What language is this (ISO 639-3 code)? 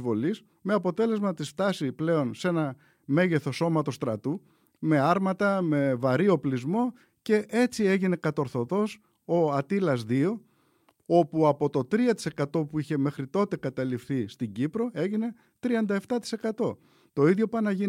ell